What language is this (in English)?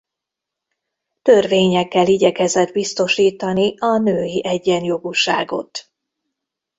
Hungarian